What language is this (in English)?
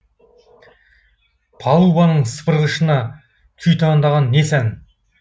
Kazakh